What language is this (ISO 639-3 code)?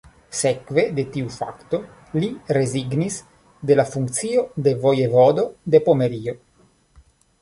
epo